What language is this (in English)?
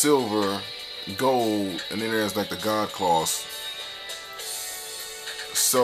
English